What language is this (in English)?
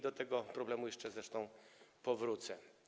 Polish